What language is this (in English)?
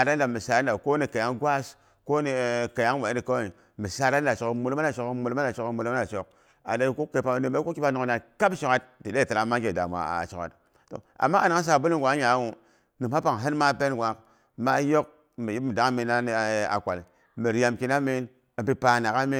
Boghom